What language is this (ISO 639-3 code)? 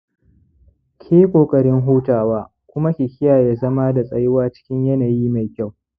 hau